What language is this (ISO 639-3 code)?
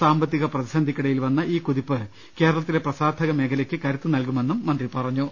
mal